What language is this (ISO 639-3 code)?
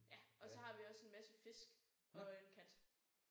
dan